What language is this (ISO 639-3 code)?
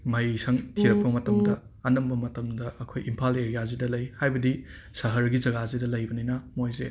mni